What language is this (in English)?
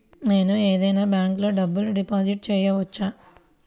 Telugu